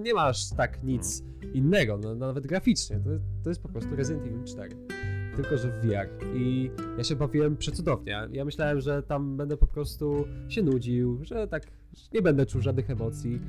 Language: Polish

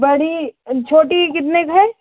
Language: Hindi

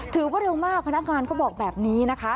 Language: Thai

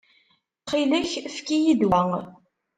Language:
Kabyle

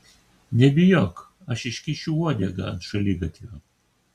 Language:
Lithuanian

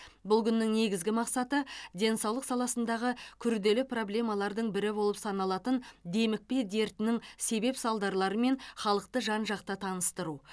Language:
Kazakh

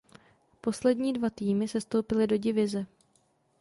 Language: Czech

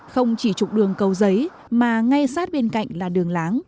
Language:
Vietnamese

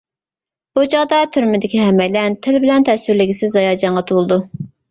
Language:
Uyghur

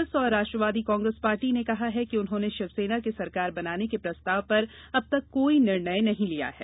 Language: Hindi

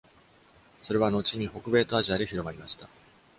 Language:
Japanese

